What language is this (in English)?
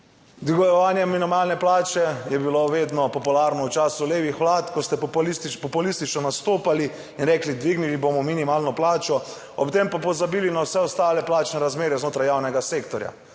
Slovenian